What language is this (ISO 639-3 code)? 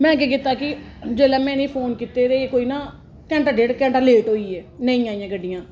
doi